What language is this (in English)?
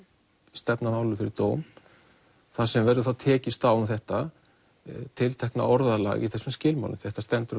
Icelandic